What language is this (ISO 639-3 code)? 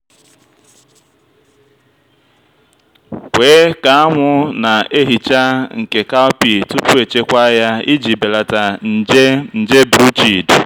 ibo